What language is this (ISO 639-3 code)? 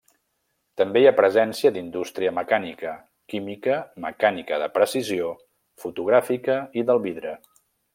cat